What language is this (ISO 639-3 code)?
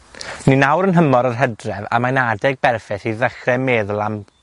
cym